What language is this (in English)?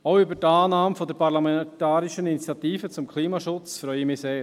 Swiss German